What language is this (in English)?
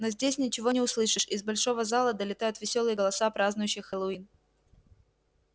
Russian